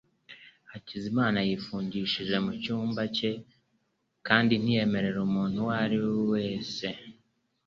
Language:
Kinyarwanda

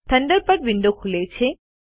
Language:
Gujarati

